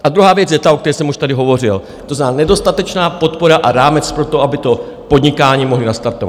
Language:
Czech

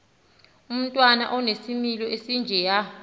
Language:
Xhosa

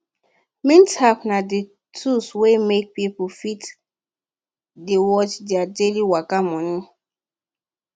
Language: Nigerian Pidgin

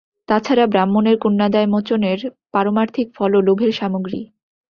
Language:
Bangla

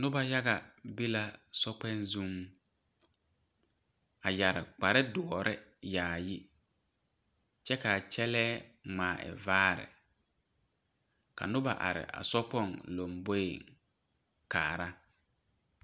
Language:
Southern Dagaare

